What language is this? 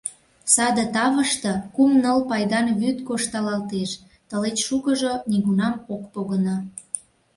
Mari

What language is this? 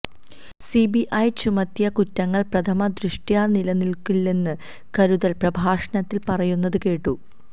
Malayalam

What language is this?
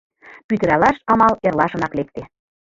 Mari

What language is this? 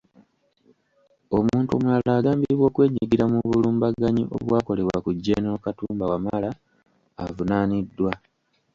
Ganda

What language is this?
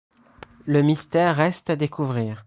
French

